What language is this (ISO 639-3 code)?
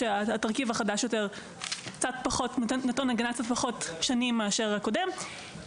heb